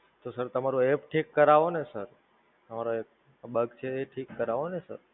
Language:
Gujarati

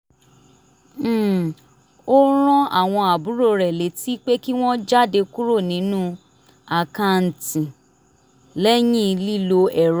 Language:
Yoruba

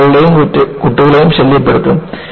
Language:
Malayalam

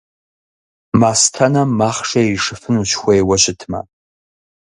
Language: Kabardian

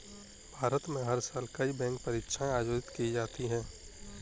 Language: Hindi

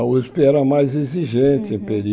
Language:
Portuguese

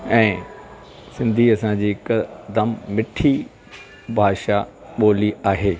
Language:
Sindhi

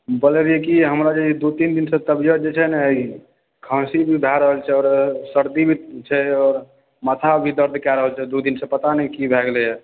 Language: Maithili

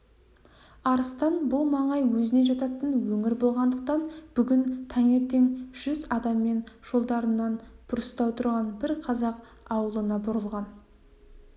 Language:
Kazakh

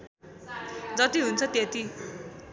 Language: Nepali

